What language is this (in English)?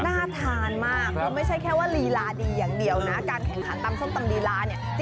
Thai